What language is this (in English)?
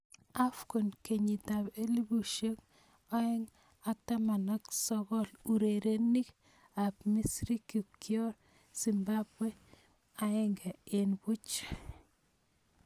Kalenjin